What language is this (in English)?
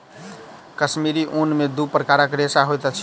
Maithili